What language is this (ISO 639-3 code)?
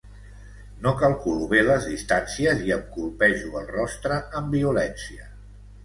cat